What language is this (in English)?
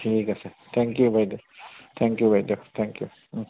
Assamese